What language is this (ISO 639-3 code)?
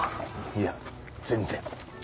jpn